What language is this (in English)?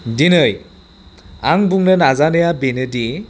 Bodo